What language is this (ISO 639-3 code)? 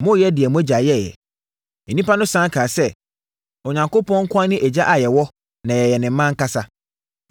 aka